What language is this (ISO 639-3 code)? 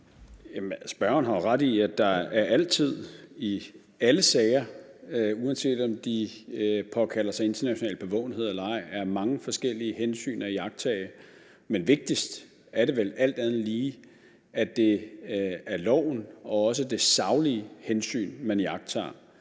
dan